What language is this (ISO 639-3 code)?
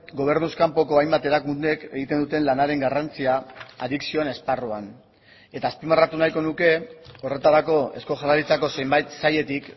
eus